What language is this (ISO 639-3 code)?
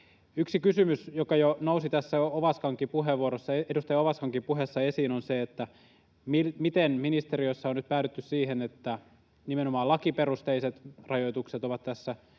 fin